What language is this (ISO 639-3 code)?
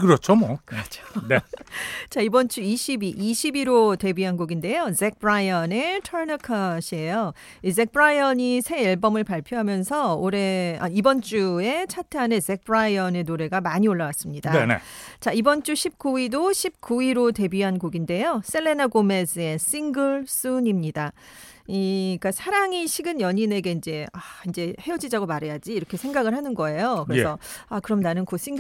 kor